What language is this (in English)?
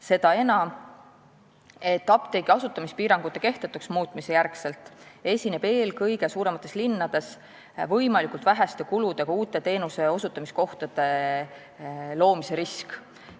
Estonian